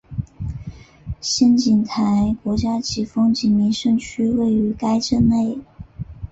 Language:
Chinese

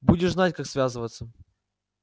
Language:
Russian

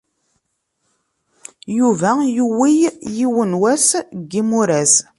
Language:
Kabyle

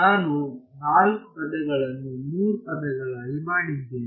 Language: Kannada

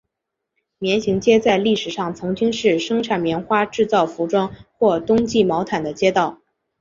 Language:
Chinese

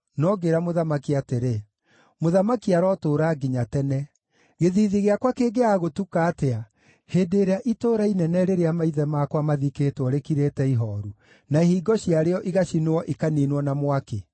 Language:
Kikuyu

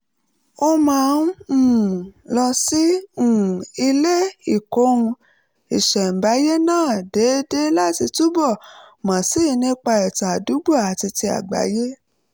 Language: Yoruba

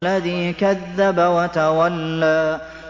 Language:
Arabic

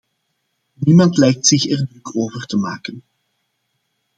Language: Dutch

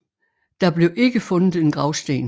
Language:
Danish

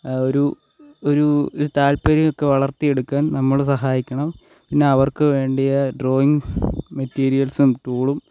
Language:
Malayalam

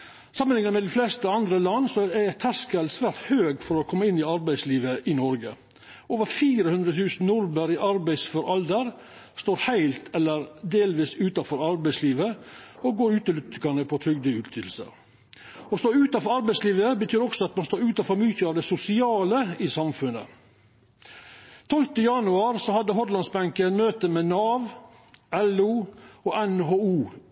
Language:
Norwegian Nynorsk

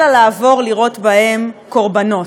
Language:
Hebrew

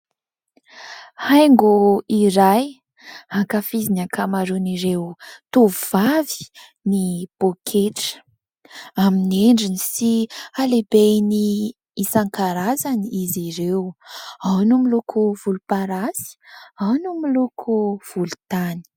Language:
Malagasy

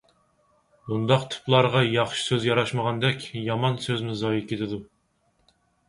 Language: Uyghur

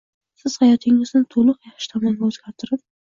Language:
Uzbek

